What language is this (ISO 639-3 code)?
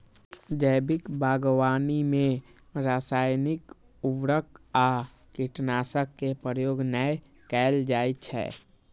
mai